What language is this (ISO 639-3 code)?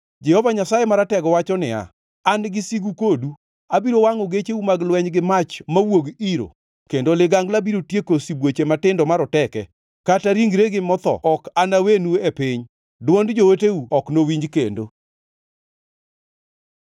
luo